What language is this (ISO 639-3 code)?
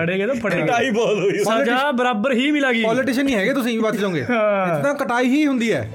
pan